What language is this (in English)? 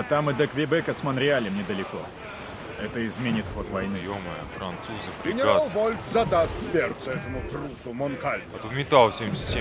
Russian